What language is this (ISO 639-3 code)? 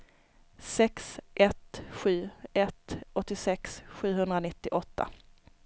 swe